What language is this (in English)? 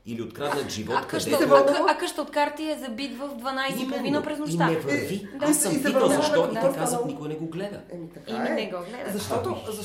Bulgarian